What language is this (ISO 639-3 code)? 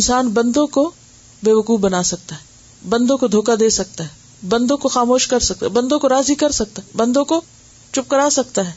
urd